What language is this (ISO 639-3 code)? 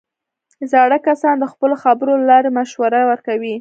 pus